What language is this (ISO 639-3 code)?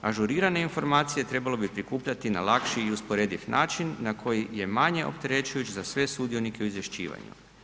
hrv